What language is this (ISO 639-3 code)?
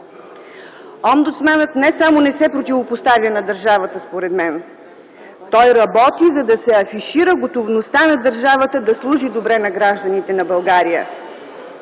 bul